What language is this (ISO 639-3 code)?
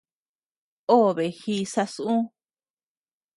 cux